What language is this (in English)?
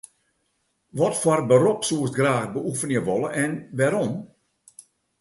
Western Frisian